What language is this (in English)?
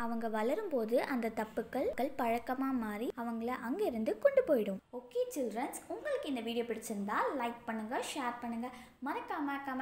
Romanian